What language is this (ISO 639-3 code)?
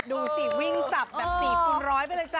tha